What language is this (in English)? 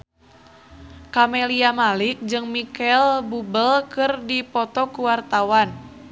Sundanese